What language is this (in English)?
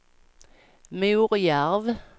Swedish